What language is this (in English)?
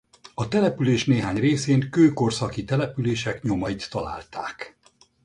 Hungarian